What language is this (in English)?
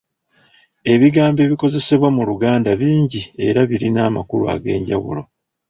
Ganda